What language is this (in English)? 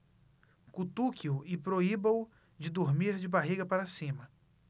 Portuguese